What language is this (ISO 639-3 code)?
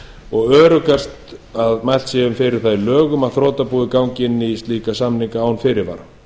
isl